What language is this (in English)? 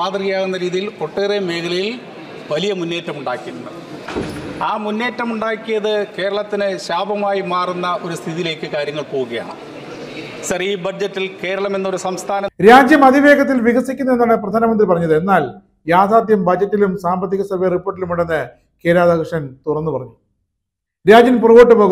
Malayalam